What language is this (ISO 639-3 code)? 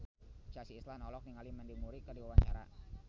sun